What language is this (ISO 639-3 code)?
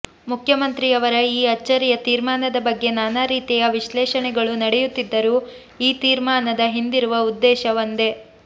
kan